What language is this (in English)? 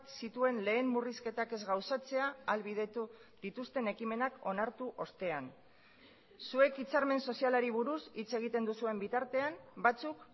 Basque